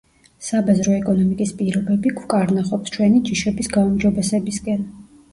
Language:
Georgian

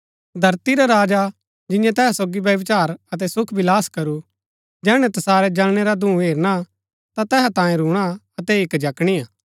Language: Gaddi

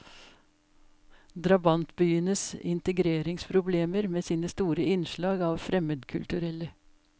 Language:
Norwegian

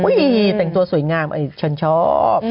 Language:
Thai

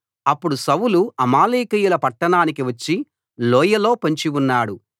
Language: Telugu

